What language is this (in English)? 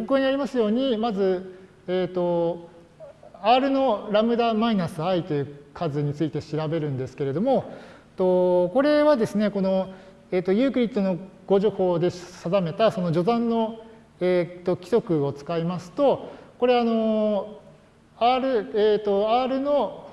Japanese